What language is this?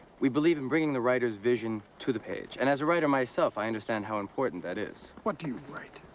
English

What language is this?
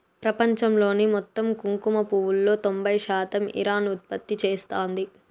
Telugu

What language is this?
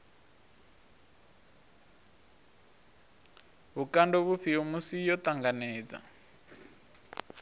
Venda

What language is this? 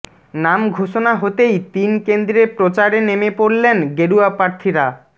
Bangla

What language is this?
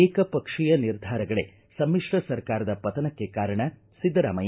Kannada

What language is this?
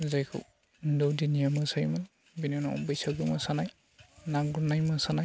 Bodo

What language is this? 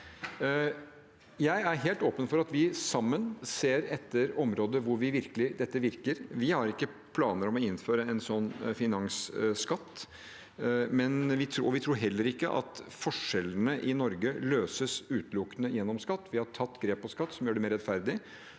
Norwegian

